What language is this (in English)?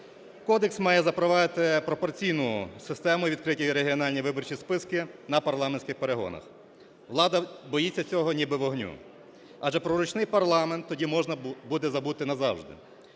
Ukrainian